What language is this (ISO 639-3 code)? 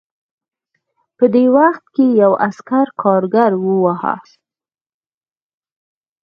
pus